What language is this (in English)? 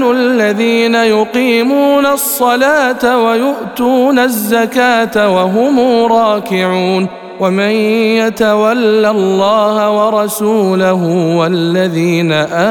Arabic